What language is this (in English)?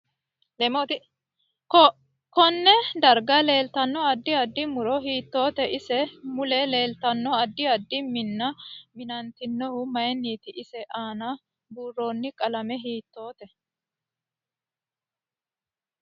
Sidamo